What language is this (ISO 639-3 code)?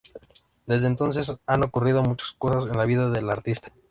spa